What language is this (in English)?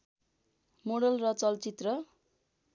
Nepali